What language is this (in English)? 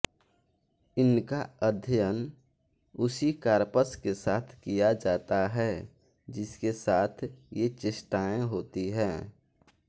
Hindi